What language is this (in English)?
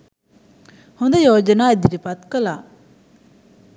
Sinhala